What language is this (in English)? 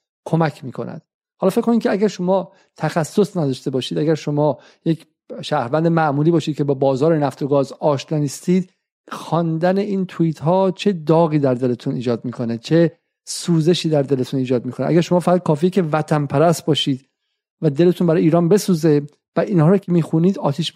Persian